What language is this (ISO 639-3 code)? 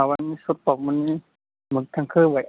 brx